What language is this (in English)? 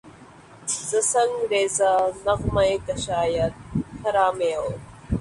Urdu